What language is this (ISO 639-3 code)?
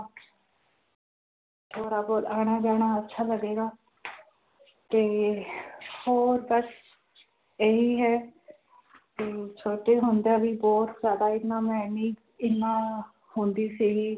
pan